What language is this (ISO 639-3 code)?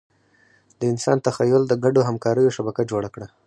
pus